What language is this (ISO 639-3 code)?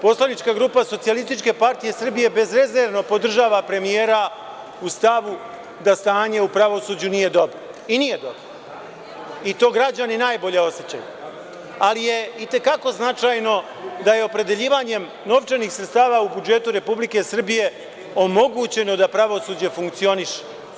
srp